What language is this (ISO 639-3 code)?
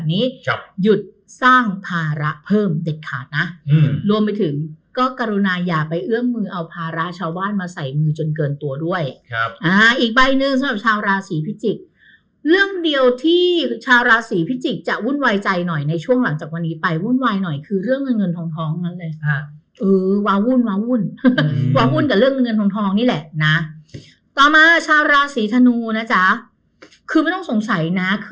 tha